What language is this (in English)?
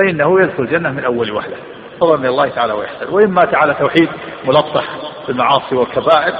Arabic